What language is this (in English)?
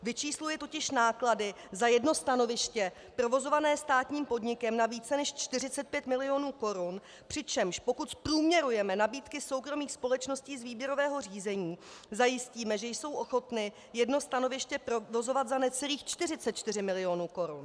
Czech